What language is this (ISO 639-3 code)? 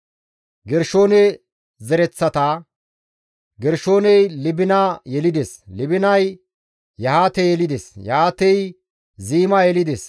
gmv